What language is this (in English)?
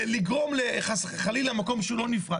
Hebrew